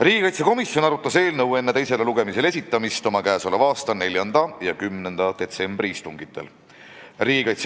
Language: Estonian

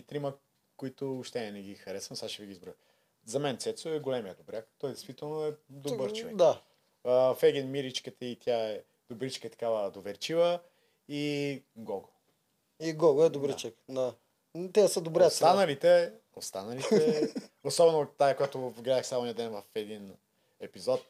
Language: Bulgarian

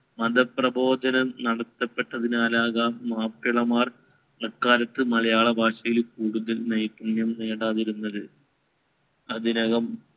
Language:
Malayalam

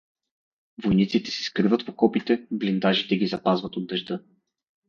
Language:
Bulgarian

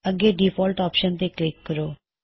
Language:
Punjabi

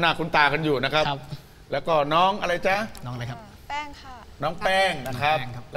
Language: Thai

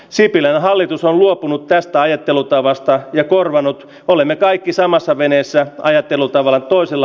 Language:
Finnish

